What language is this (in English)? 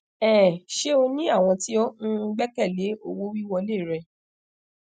Yoruba